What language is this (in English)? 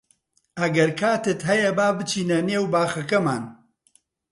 Central Kurdish